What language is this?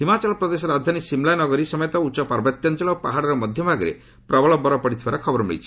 Odia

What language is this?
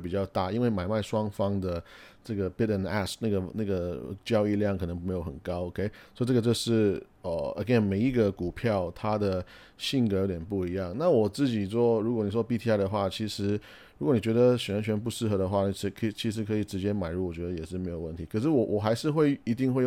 Chinese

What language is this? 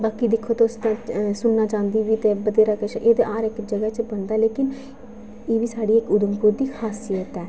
Dogri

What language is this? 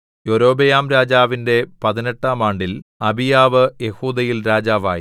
Malayalam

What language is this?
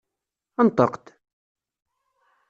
Kabyle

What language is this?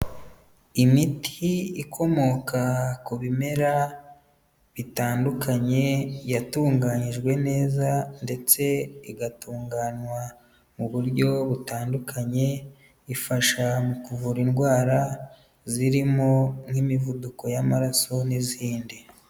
Kinyarwanda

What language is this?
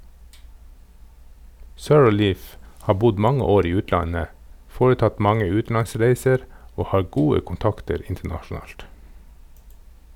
Norwegian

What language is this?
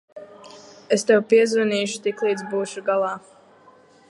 Latvian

